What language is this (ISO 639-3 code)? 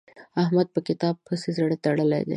pus